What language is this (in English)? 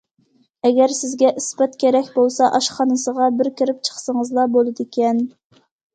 Uyghur